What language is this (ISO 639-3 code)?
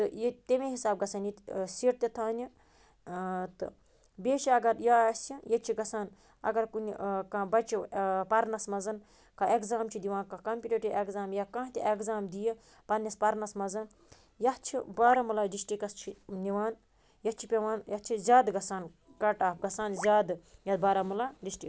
kas